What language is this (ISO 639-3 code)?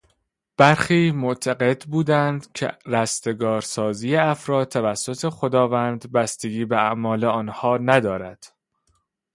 fas